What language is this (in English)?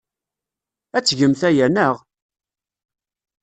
Kabyle